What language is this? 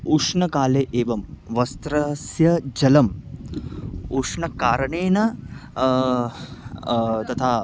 Sanskrit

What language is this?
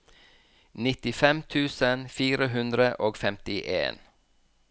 Norwegian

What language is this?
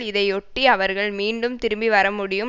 Tamil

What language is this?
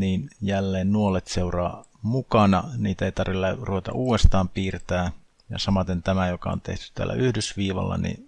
Finnish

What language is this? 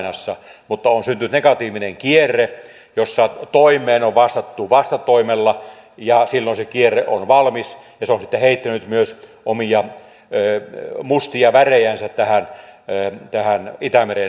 Finnish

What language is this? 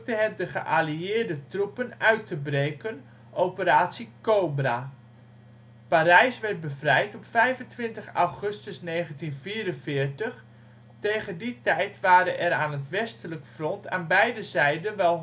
Dutch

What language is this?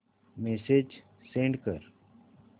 Marathi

